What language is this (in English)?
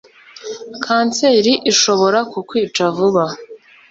Kinyarwanda